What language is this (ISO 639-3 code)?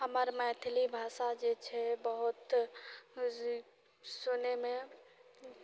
mai